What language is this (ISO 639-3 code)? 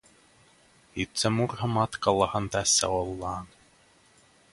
fin